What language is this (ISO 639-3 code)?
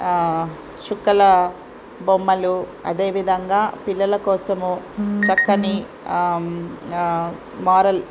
tel